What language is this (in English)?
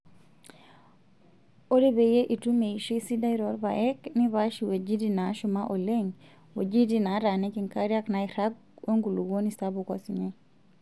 Masai